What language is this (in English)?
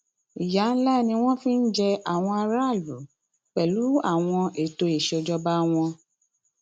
Yoruba